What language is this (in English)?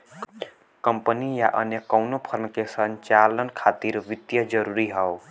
Bhojpuri